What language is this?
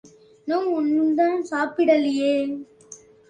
Tamil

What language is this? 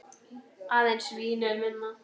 Icelandic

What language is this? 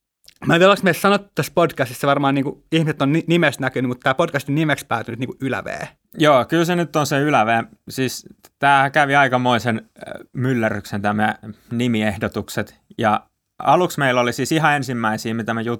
Finnish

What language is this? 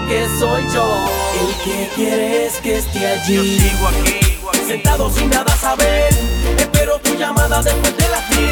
Spanish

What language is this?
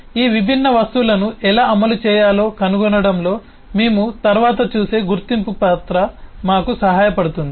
Telugu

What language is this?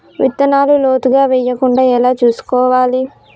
Telugu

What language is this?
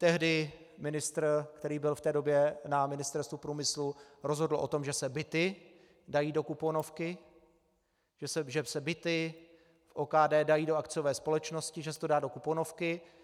Czech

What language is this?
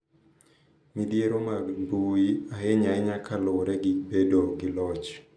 Luo (Kenya and Tanzania)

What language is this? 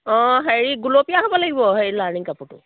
Assamese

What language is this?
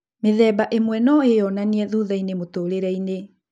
Kikuyu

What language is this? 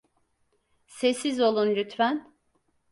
Turkish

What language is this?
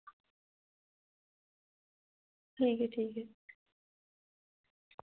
Dogri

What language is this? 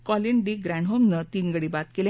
Marathi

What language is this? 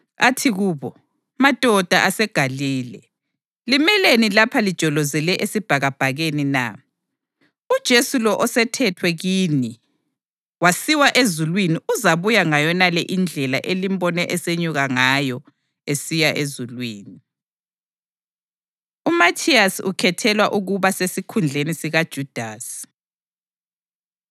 North Ndebele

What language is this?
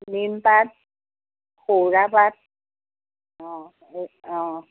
Assamese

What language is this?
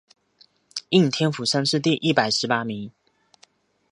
Chinese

